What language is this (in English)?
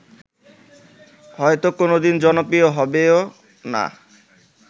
Bangla